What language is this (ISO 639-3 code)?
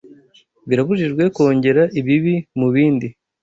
kin